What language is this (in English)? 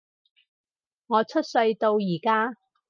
Cantonese